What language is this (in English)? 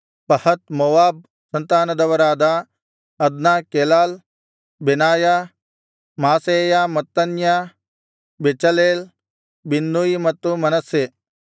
Kannada